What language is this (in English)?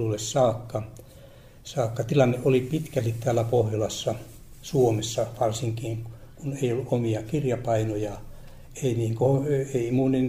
Finnish